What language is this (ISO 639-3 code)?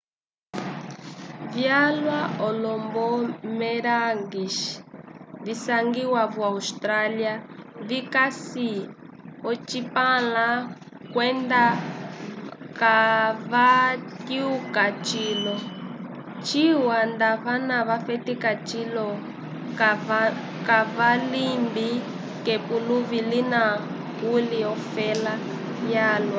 umb